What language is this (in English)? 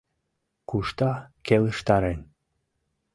Mari